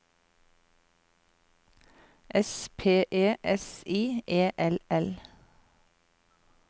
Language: Norwegian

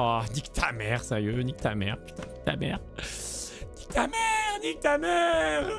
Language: French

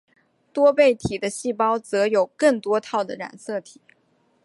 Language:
Chinese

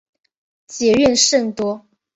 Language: Chinese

